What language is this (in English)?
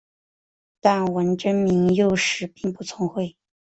Chinese